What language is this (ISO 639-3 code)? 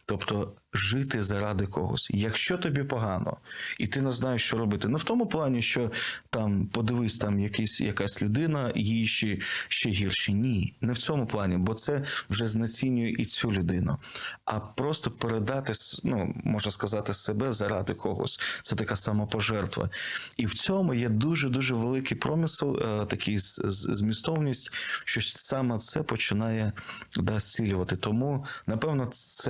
ukr